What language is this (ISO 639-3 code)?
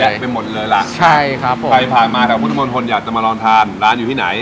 tha